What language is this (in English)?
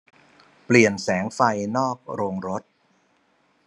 Thai